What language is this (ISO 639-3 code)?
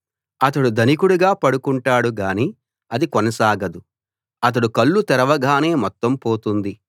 tel